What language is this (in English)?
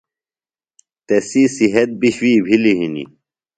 Phalura